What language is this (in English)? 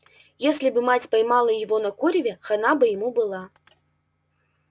Russian